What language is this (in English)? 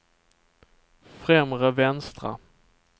Swedish